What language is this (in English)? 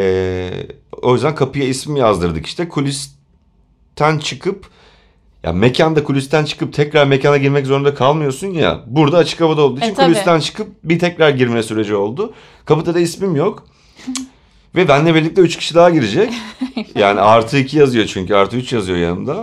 Turkish